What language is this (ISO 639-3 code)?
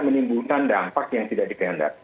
ind